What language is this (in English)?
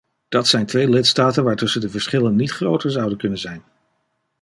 Dutch